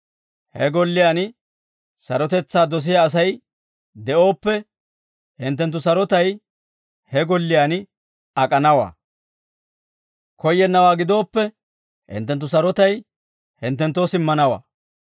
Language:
Dawro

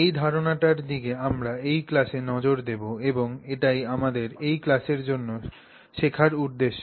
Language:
Bangla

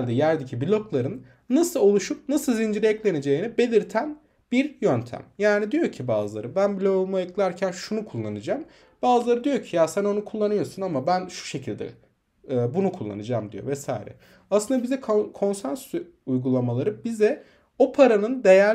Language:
Turkish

